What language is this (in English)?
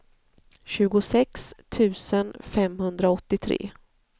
Swedish